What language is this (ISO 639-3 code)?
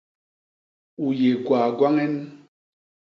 bas